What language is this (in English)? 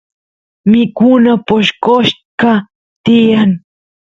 Santiago del Estero Quichua